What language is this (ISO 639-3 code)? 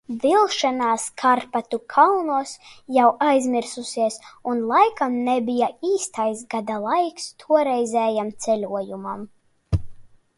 lav